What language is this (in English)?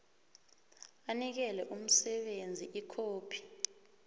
South Ndebele